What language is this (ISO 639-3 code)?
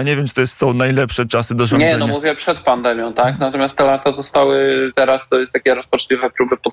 pol